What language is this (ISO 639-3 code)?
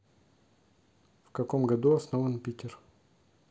rus